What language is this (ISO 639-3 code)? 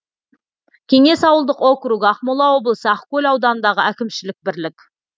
kaz